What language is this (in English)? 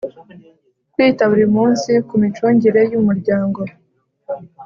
Kinyarwanda